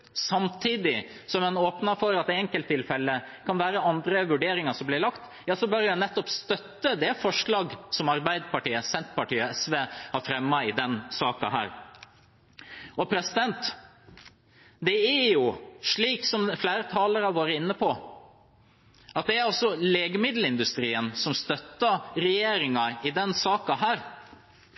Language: Norwegian Bokmål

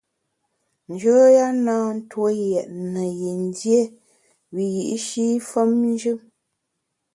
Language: Bamun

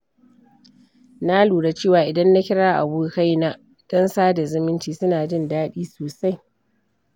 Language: Hausa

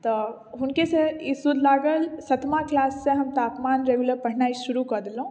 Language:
Maithili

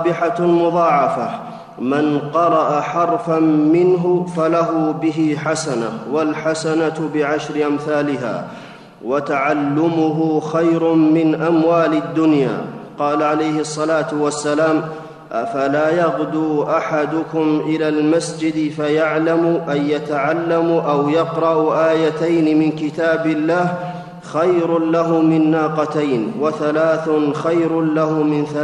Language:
Arabic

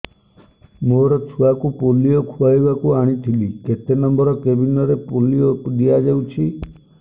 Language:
Odia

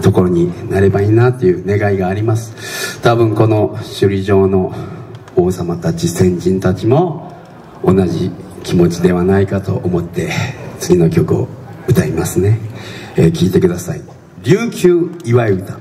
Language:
Japanese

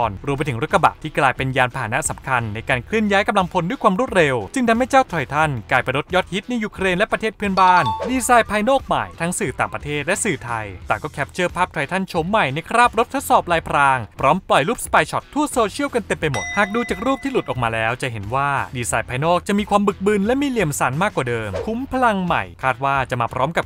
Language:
Thai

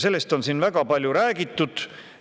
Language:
Estonian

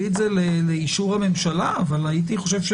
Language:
Hebrew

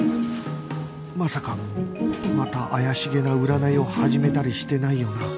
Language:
Japanese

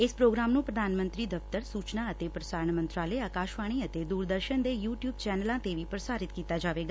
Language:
Punjabi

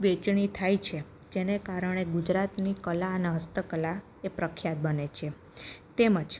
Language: Gujarati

